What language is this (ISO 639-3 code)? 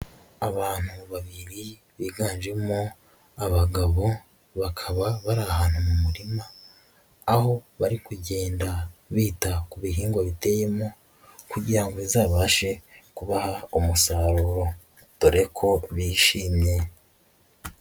kin